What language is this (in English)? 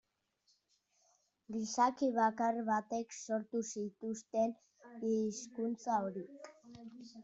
Basque